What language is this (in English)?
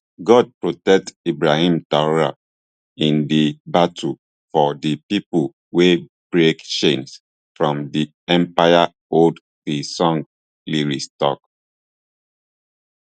Nigerian Pidgin